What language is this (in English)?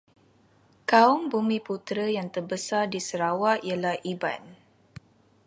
Malay